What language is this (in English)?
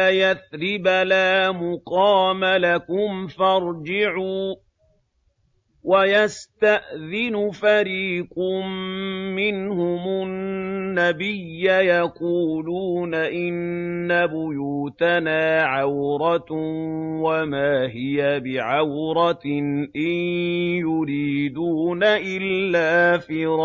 Arabic